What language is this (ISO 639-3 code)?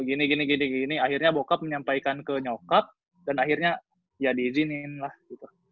ind